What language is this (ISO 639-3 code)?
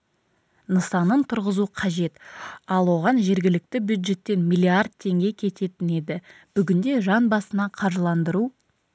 kaz